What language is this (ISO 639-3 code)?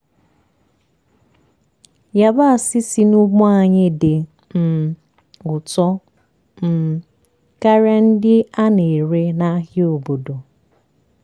ibo